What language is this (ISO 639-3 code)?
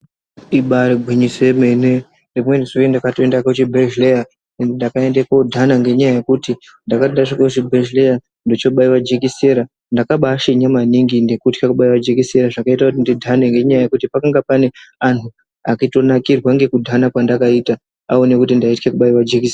ndc